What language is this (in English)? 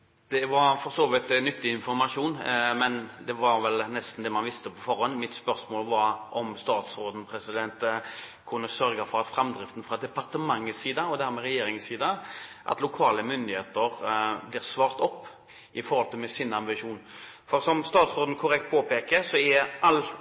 Norwegian